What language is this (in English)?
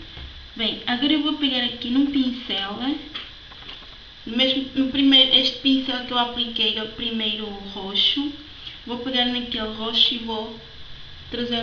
Portuguese